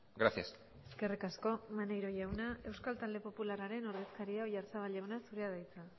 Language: Basque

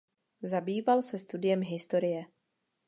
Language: Czech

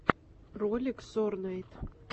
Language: Russian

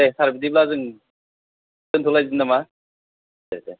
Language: Bodo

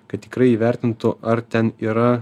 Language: Lithuanian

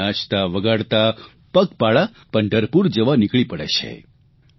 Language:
Gujarati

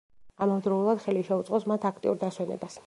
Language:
Georgian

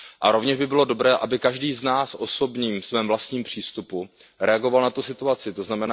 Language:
Czech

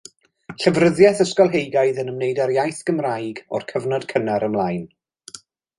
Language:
Welsh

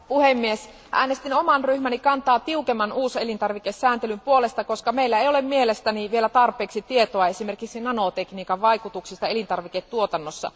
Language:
Finnish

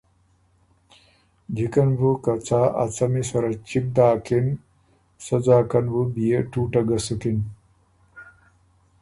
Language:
Ormuri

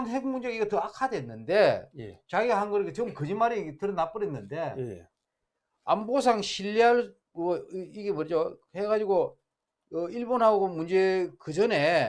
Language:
Korean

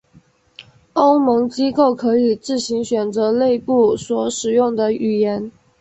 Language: Chinese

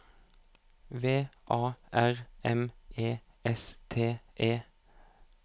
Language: Norwegian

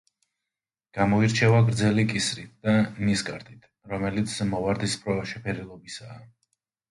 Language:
Georgian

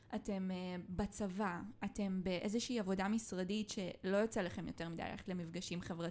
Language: Hebrew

